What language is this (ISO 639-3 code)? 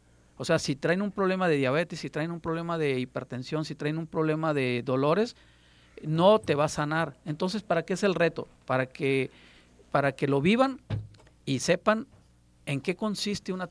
spa